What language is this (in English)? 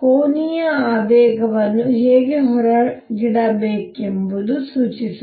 Kannada